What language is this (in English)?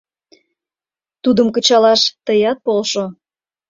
Mari